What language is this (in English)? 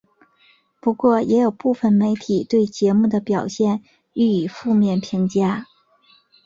Chinese